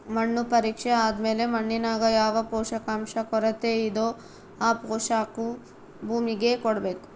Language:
Kannada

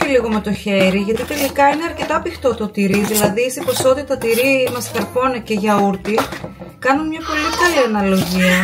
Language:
Greek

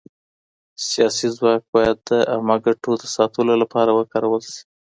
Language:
Pashto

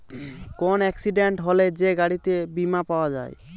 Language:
Bangla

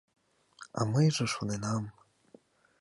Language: Mari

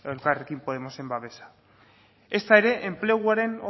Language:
Basque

